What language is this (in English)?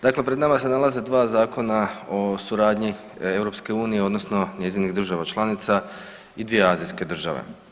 Croatian